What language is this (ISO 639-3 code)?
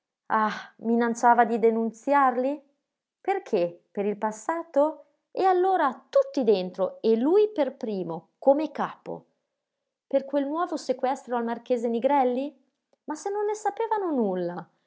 ita